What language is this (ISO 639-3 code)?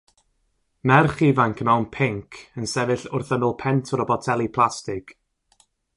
cym